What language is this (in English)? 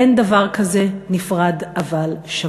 Hebrew